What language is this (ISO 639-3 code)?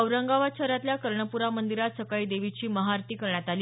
mar